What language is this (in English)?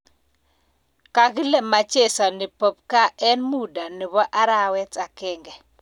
Kalenjin